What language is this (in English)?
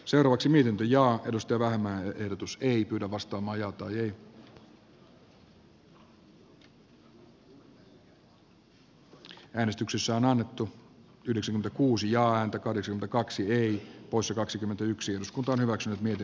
Finnish